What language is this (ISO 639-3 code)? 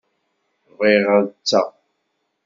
kab